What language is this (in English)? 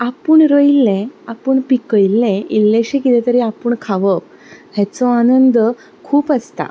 Konkani